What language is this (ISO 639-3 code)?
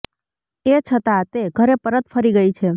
guj